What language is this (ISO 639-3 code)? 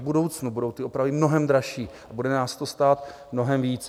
ces